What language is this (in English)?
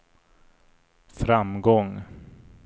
Swedish